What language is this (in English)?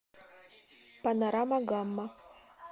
Russian